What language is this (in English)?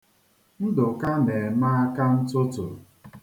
Igbo